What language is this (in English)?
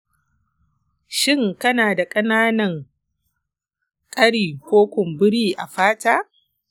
Hausa